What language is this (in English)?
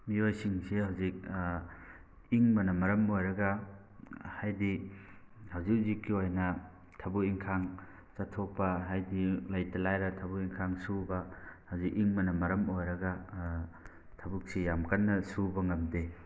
Manipuri